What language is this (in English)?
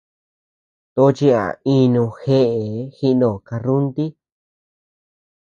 Tepeuxila Cuicatec